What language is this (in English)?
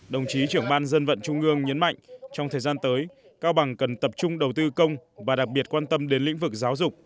Vietnamese